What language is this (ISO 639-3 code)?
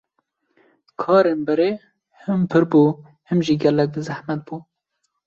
kur